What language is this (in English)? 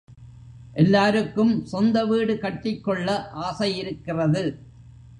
Tamil